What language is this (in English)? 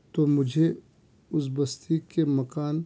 Urdu